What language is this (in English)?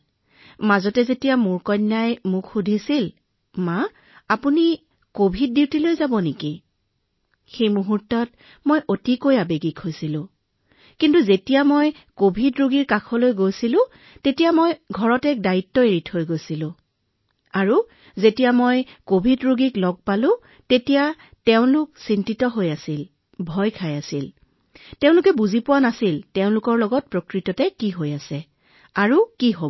Assamese